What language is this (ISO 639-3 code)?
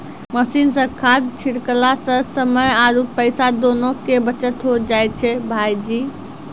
mai